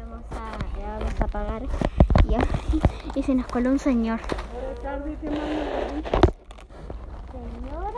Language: Spanish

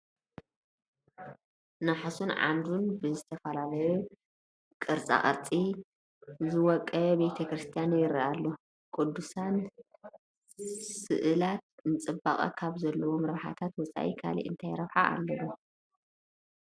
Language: Tigrinya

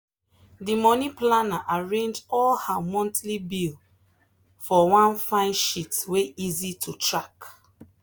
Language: Nigerian Pidgin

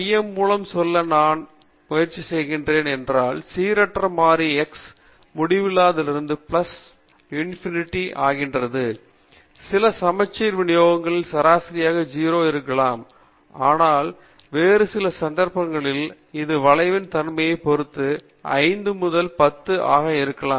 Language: Tamil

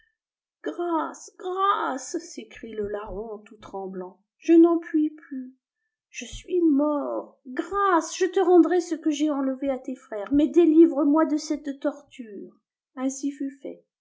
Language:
French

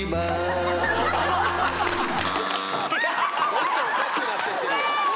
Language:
Japanese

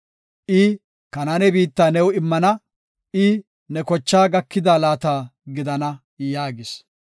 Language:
Gofa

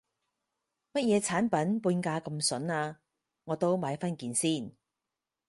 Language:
Cantonese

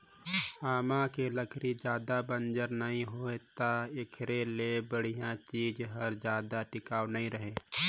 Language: Chhattisgarhi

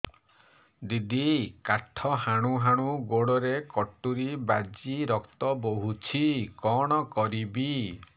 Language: Odia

